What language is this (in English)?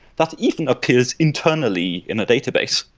English